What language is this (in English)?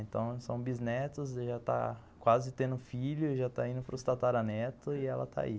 Portuguese